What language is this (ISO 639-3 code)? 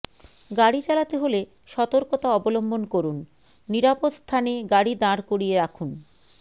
ben